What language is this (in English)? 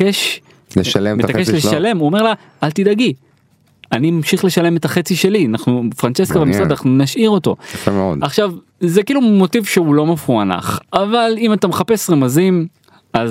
Hebrew